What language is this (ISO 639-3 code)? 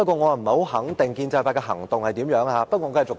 yue